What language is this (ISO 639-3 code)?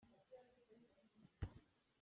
cnh